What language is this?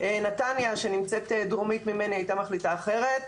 Hebrew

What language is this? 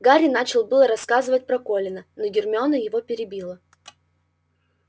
Russian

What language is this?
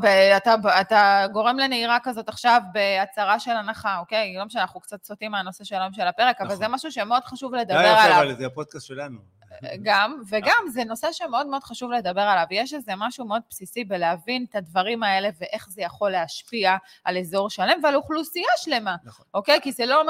Hebrew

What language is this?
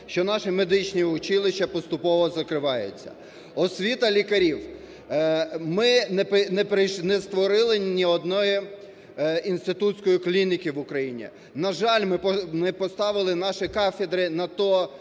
Ukrainian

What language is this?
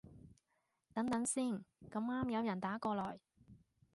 Cantonese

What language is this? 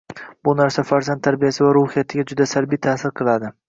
Uzbek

